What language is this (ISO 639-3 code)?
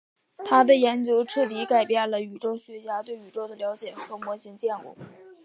zho